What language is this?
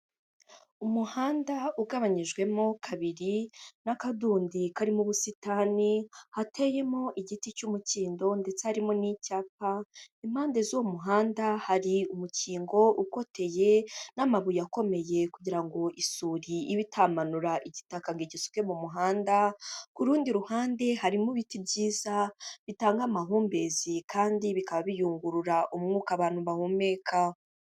Kinyarwanda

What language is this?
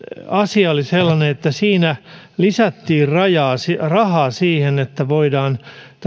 Finnish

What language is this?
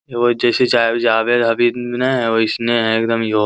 Magahi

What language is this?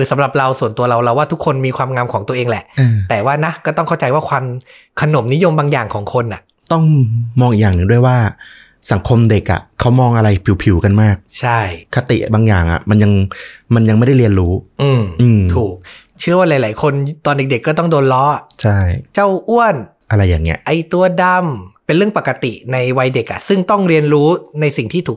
Thai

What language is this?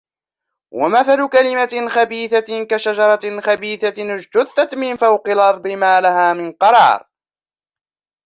Arabic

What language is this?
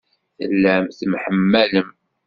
Kabyle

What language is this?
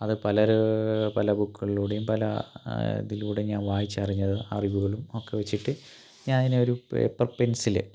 Malayalam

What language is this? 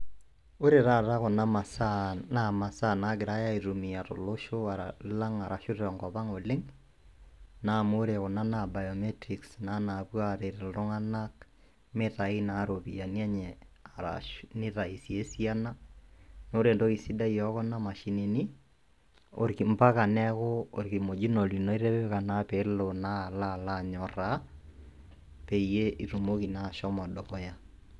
Masai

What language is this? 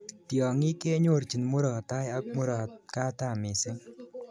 Kalenjin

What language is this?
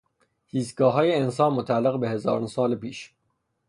Persian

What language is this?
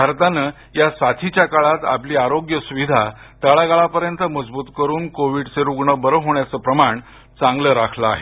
Marathi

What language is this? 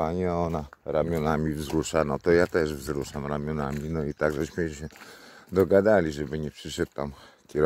Polish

